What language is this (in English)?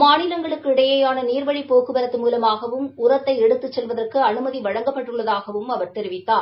Tamil